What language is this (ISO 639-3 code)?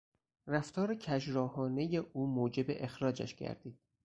fas